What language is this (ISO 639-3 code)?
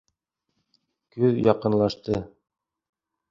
bak